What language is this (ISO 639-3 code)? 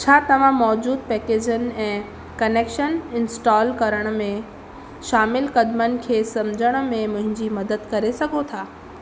snd